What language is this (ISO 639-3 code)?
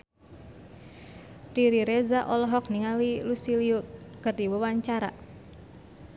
sun